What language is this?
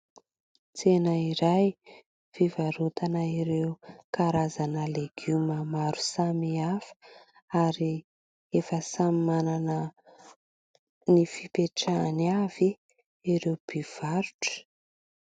Malagasy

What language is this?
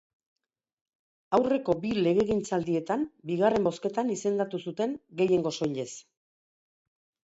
Basque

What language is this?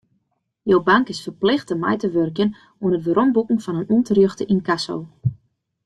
Western Frisian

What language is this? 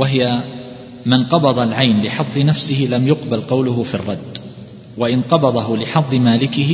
Arabic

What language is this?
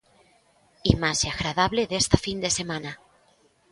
Galician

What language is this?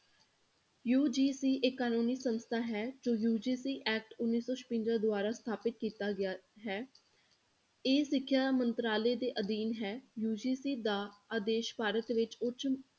Punjabi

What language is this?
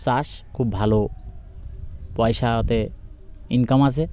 Bangla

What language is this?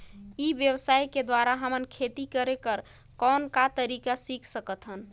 Chhattisgarhi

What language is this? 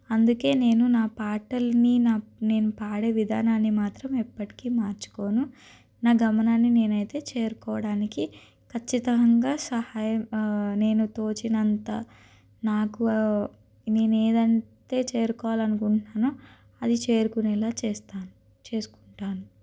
Telugu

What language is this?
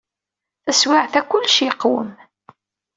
Kabyle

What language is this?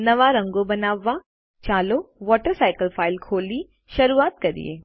Gujarati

